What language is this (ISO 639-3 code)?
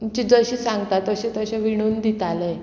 kok